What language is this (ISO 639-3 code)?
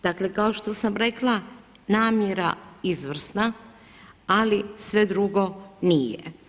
hrv